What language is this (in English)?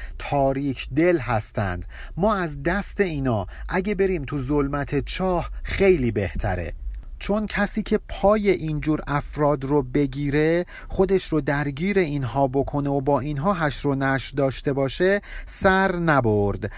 Persian